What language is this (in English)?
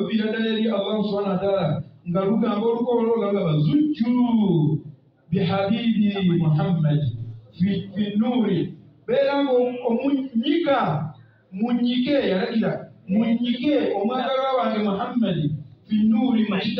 Arabic